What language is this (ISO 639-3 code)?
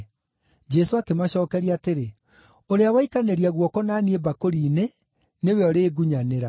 kik